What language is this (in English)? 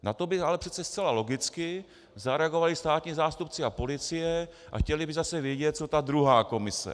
Czech